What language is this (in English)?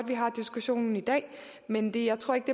Danish